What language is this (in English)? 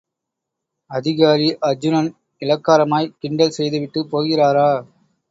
Tamil